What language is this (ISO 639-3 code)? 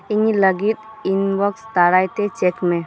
sat